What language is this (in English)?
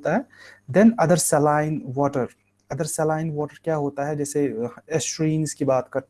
Hindi